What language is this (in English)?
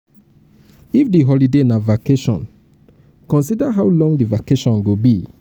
Nigerian Pidgin